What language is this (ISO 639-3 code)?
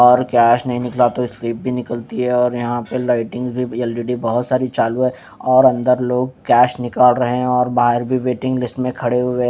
hin